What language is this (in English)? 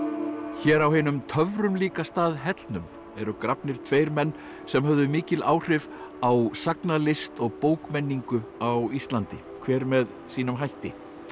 Icelandic